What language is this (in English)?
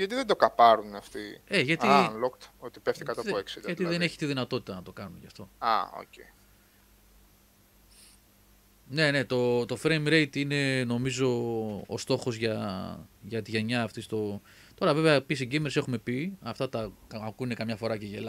Greek